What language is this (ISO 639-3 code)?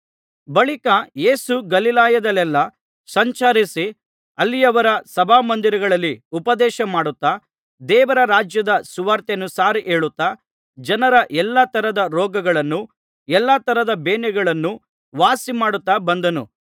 kan